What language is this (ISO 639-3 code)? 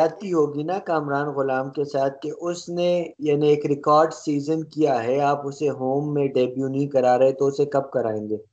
urd